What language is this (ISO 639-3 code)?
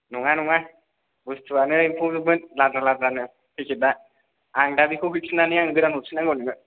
brx